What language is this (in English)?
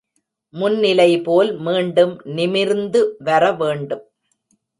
Tamil